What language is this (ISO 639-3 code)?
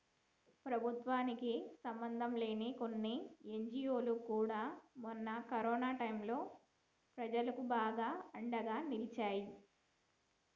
tel